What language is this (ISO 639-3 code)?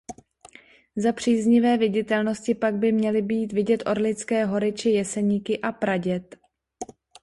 ces